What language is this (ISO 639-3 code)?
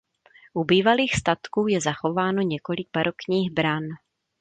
ces